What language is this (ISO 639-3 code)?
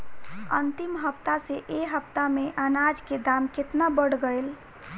bho